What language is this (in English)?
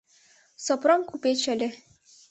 Mari